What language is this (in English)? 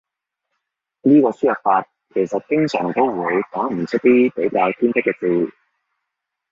Cantonese